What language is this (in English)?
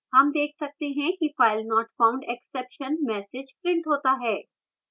Hindi